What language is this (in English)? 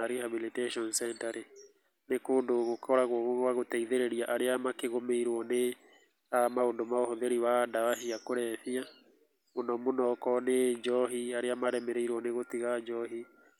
Kikuyu